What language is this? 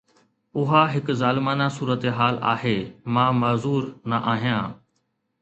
Sindhi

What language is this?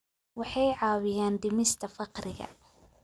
Somali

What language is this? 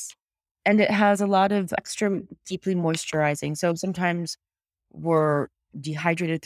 English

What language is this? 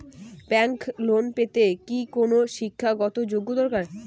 Bangla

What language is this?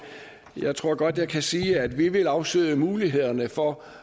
Danish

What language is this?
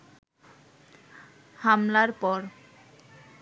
Bangla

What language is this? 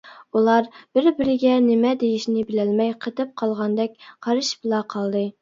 Uyghur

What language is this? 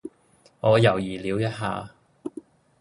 Cantonese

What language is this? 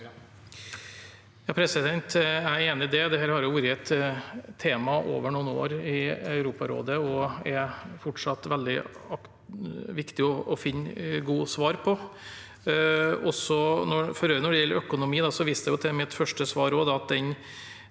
Norwegian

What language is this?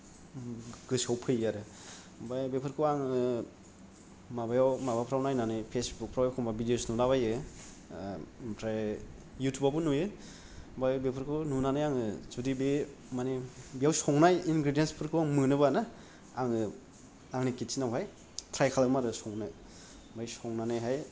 Bodo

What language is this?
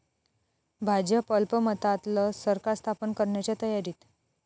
Marathi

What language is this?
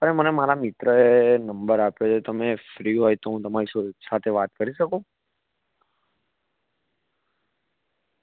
Gujarati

